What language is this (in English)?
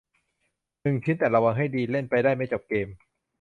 Thai